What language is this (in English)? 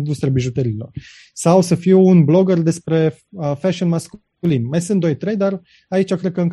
Romanian